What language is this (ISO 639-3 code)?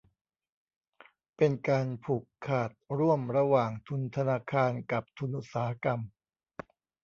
tha